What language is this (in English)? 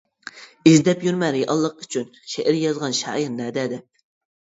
Uyghur